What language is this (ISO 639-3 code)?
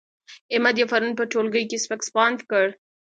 pus